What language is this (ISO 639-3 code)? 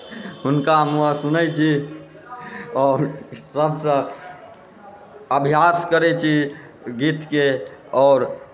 mai